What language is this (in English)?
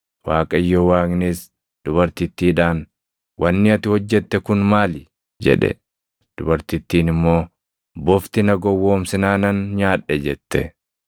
Oromo